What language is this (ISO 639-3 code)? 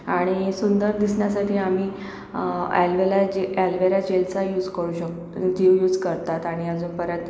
mar